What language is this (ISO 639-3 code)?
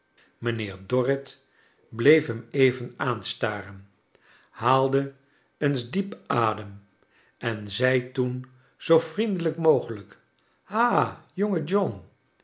nld